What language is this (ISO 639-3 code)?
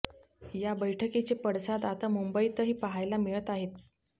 mar